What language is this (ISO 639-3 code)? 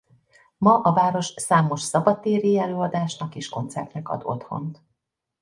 hun